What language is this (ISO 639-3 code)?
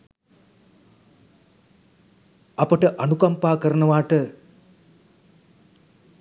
sin